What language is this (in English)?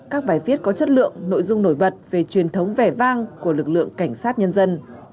Vietnamese